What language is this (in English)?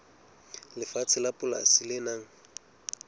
Southern Sotho